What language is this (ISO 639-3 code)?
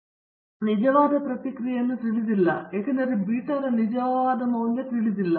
kan